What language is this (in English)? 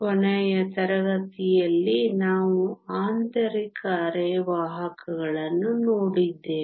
Kannada